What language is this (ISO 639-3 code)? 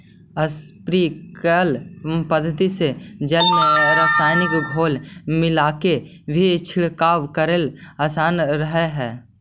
mag